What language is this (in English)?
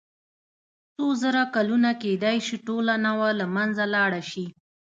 Pashto